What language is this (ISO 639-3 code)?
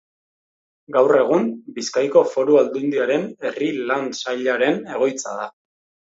eus